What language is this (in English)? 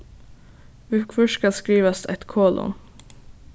Faroese